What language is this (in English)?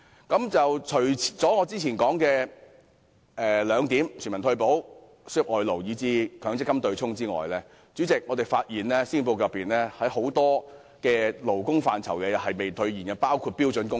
Cantonese